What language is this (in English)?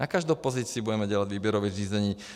Czech